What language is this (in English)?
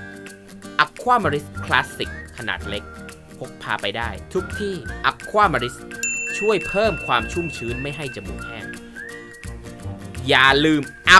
Thai